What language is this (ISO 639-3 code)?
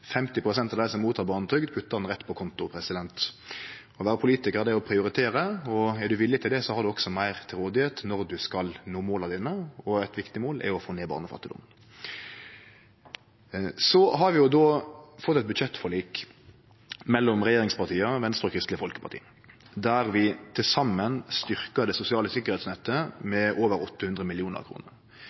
nno